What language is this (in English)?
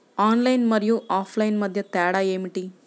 Telugu